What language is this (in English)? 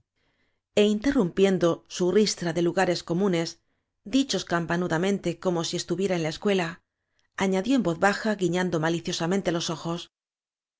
Spanish